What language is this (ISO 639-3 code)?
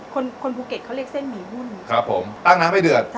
tha